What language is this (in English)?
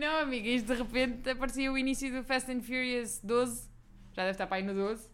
Portuguese